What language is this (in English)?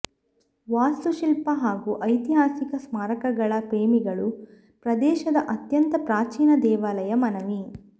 Kannada